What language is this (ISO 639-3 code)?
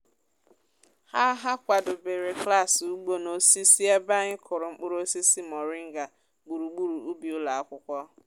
ibo